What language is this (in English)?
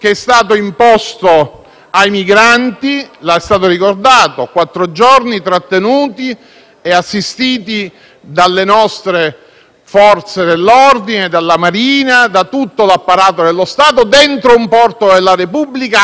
Italian